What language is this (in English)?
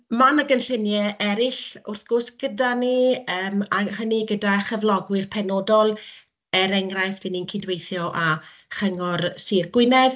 Welsh